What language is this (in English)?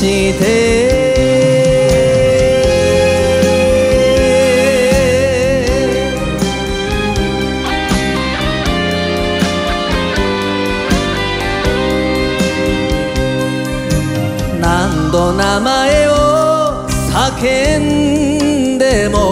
Korean